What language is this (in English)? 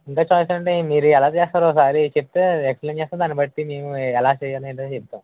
Telugu